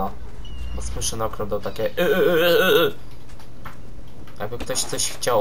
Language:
Polish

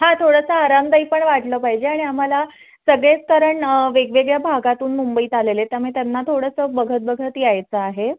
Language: Marathi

